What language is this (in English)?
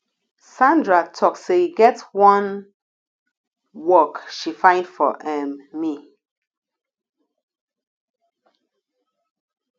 Nigerian Pidgin